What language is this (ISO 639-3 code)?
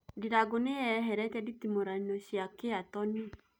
kik